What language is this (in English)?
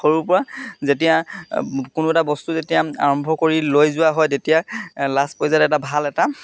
Assamese